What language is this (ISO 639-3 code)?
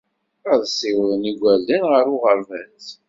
kab